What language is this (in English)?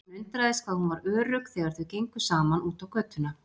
Icelandic